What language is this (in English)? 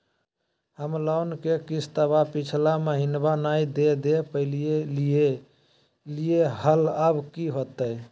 Magahi